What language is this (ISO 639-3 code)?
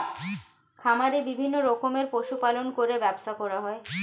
ben